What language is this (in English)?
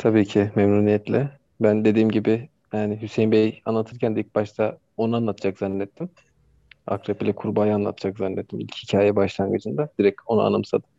Turkish